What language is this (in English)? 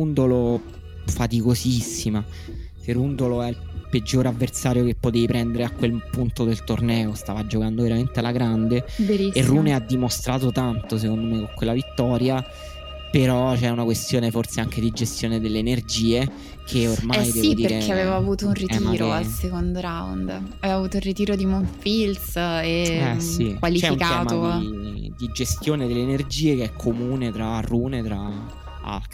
Italian